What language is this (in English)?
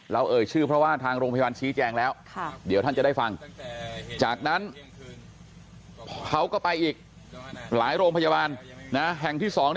Thai